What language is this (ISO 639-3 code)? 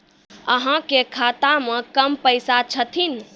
mai